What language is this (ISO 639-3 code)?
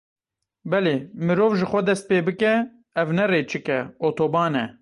kur